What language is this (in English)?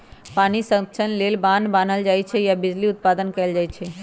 Magahi